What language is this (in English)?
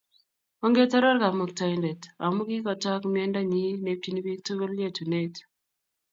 Kalenjin